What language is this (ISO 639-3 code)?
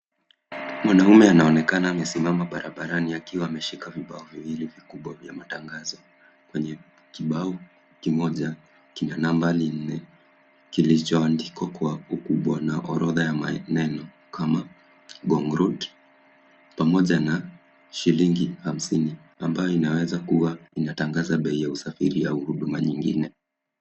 swa